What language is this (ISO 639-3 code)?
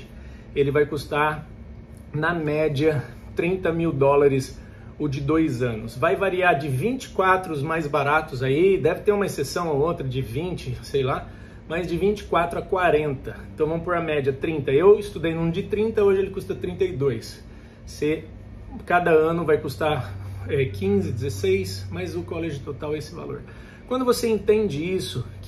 por